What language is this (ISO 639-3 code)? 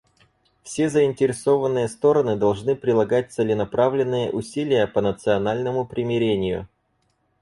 rus